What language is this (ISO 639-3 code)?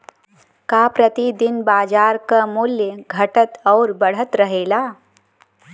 bho